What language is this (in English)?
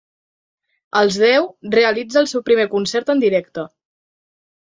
Catalan